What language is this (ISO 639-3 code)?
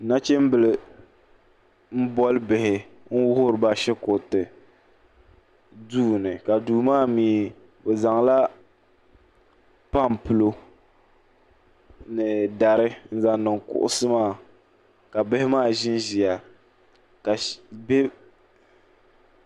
dag